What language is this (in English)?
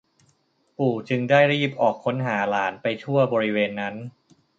Thai